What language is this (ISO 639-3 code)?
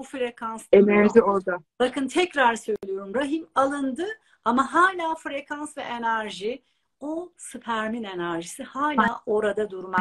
tur